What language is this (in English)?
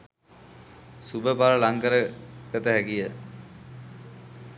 Sinhala